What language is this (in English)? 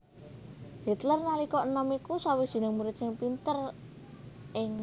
Javanese